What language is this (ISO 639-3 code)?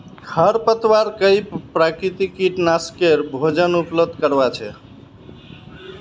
mag